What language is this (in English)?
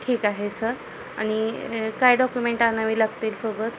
Marathi